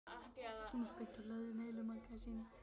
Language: Icelandic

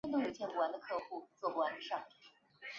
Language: Chinese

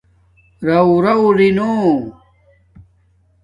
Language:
Domaaki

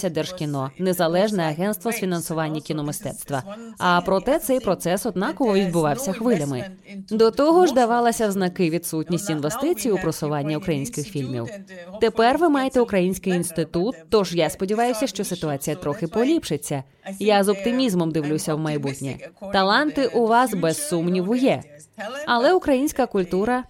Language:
Ukrainian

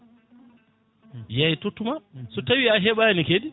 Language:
Fula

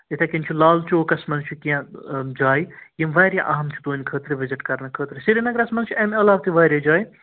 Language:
Kashmiri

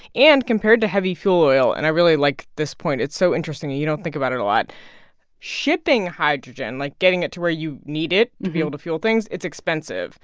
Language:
English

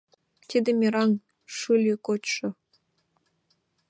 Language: Mari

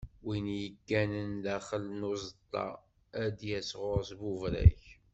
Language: Kabyle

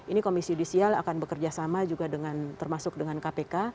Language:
Indonesian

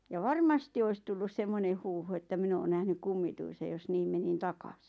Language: Finnish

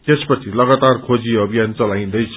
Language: Nepali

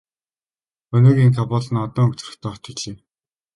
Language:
Mongolian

